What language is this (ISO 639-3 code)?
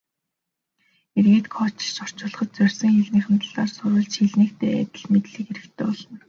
mon